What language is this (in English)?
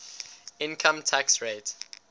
English